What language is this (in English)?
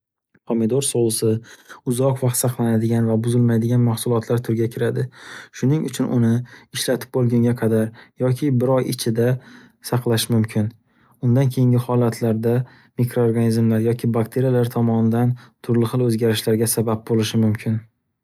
Uzbek